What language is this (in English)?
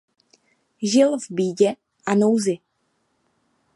Czech